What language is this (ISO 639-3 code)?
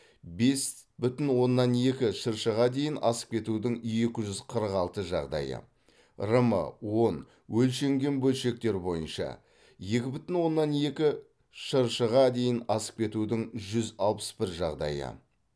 kaz